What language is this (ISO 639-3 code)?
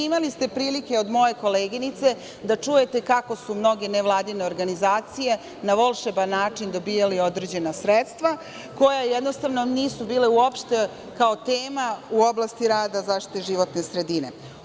srp